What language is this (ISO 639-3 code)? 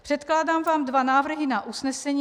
ces